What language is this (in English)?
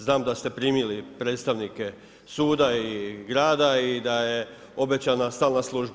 Croatian